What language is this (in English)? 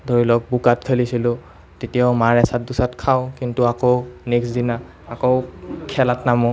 Assamese